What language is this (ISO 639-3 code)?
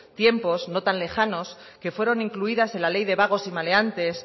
spa